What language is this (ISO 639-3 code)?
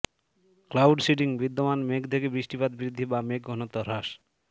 ben